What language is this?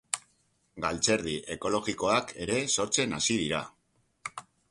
Basque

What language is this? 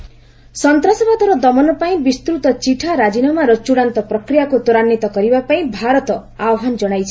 Odia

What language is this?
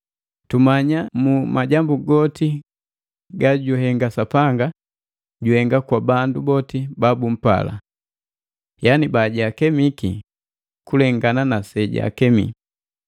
Matengo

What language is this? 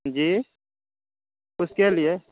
Urdu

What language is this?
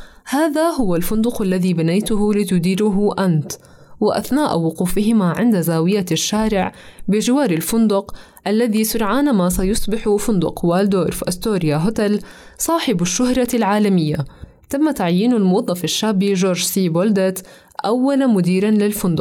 Arabic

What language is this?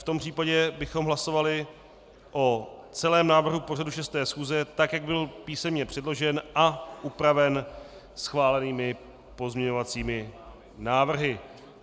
Czech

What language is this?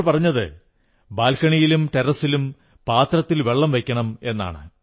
Malayalam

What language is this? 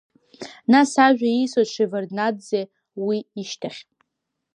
Abkhazian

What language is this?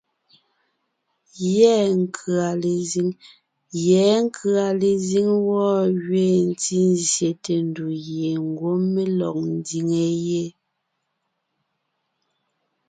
Ngiemboon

